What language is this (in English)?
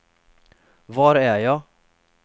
Swedish